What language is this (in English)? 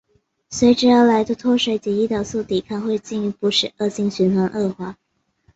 Chinese